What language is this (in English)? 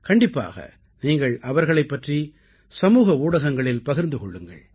Tamil